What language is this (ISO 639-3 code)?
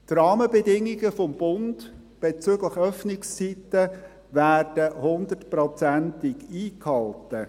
gsw